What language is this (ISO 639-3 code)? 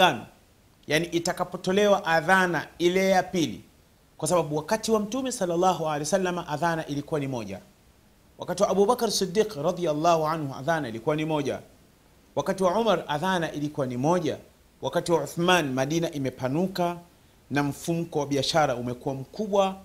swa